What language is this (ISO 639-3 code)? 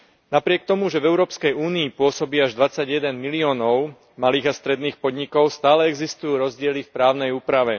slk